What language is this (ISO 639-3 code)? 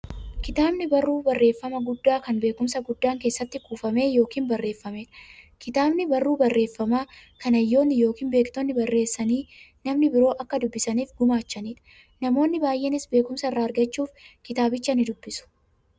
orm